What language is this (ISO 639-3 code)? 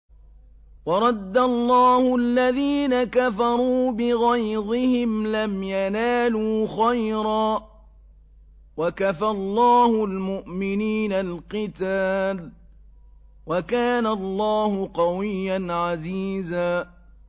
ara